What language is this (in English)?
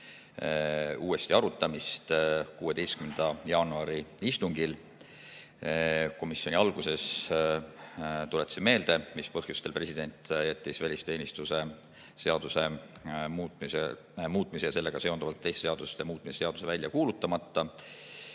Estonian